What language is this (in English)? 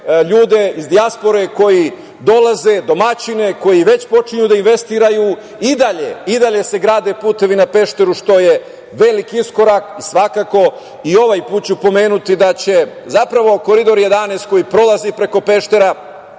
Serbian